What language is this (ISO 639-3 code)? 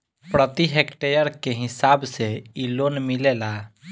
bho